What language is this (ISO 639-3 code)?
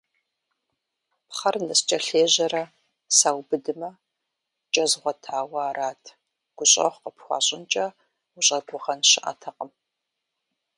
kbd